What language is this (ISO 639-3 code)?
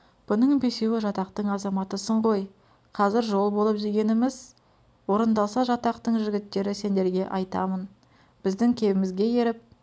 kaz